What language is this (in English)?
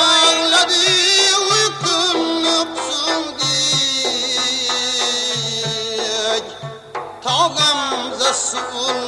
Uzbek